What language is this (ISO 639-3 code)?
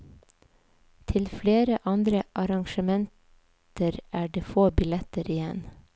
nor